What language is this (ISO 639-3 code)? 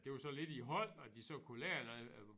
dan